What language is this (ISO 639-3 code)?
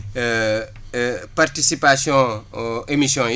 wol